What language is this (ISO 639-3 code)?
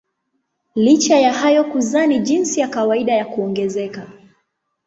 swa